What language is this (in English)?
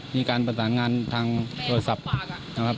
Thai